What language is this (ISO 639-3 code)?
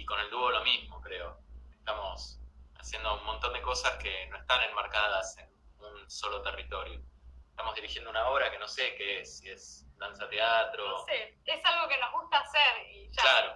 spa